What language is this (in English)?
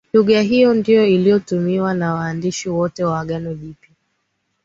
Swahili